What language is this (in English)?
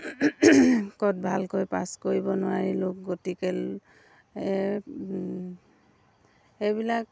Assamese